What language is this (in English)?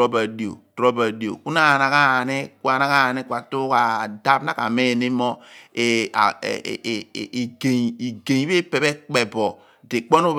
Abua